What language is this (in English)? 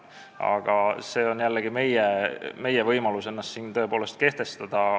Estonian